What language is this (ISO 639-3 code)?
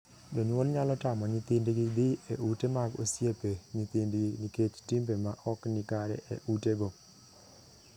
luo